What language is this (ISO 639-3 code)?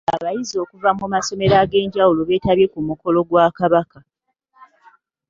lug